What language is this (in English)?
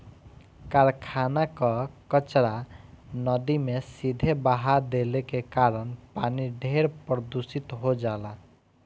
Bhojpuri